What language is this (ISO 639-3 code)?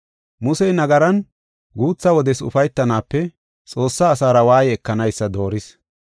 gof